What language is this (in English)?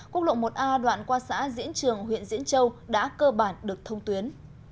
Vietnamese